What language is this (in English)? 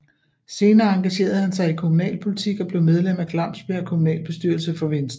Danish